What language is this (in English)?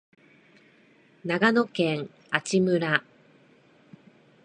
Japanese